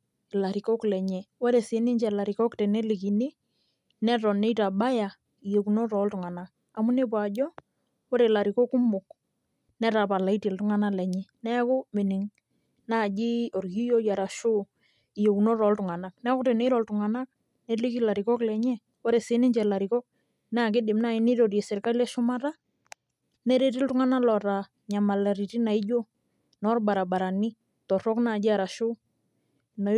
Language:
Masai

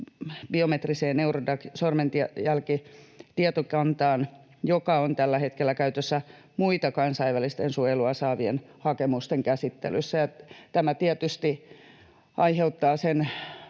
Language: Finnish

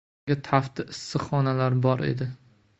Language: Uzbek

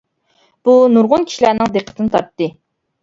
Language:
Uyghur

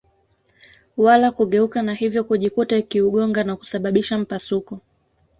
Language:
Swahili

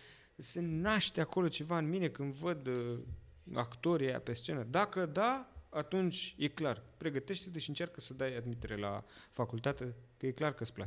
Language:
Romanian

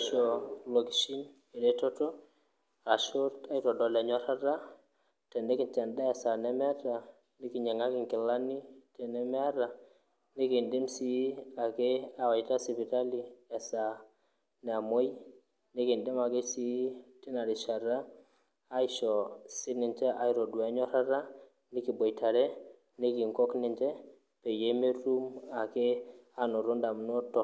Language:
Masai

